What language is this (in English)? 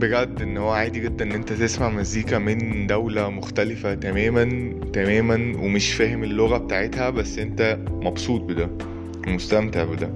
Arabic